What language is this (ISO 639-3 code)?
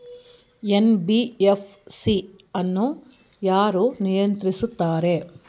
kan